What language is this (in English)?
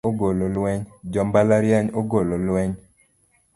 Luo (Kenya and Tanzania)